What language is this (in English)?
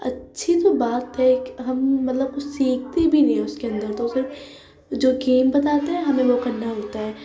Urdu